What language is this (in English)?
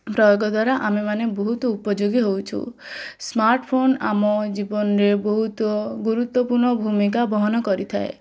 Odia